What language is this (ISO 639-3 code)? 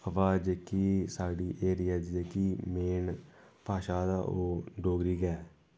doi